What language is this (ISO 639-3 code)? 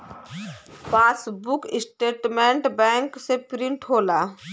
bho